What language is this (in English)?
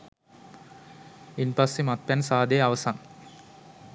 Sinhala